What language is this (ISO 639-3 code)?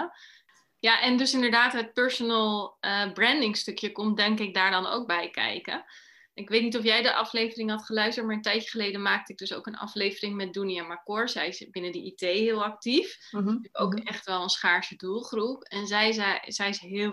nld